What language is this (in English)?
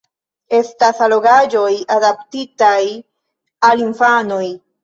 Esperanto